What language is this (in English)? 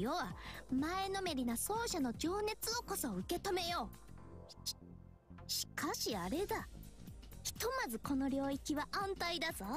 Japanese